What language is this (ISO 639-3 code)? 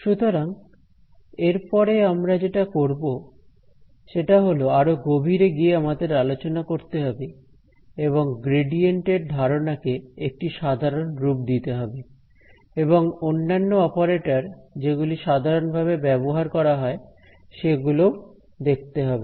ben